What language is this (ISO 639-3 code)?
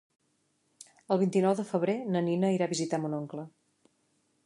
cat